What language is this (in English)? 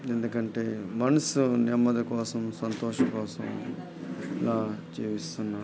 Telugu